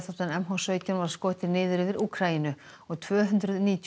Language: Icelandic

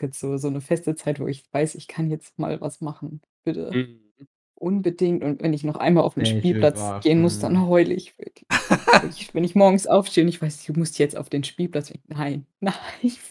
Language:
German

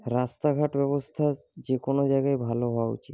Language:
Bangla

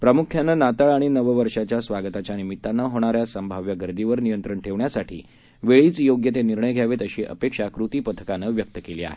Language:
Marathi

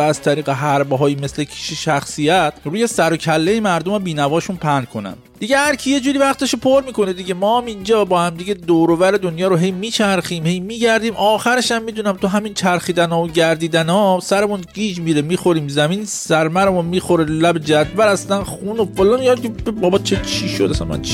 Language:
Persian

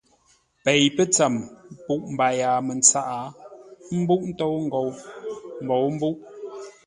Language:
Ngombale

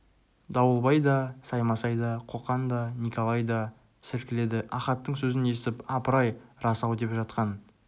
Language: Kazakh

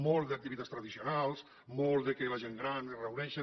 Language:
Catalan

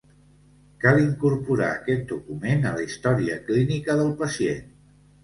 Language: Catalan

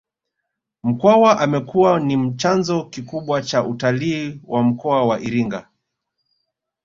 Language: Swahili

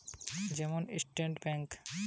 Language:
Bangla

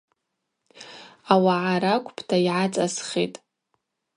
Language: Abaza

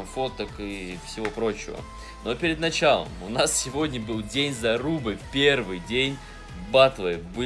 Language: Russian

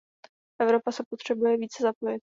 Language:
Czech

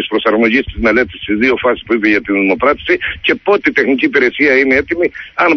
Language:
Greek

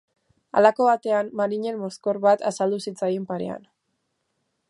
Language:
Basque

